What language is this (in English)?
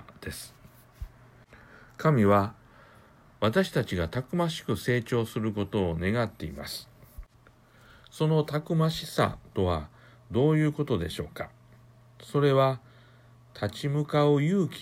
Japanese